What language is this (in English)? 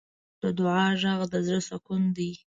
Pashto